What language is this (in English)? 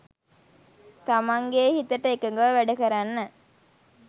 Sinhala